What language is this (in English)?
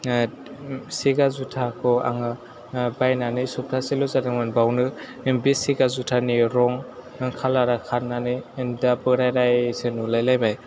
Bodo